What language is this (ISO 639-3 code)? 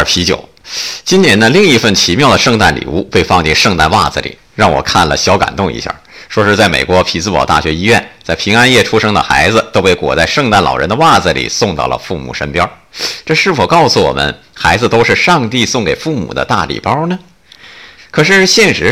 zho